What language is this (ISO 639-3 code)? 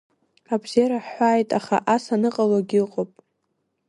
abk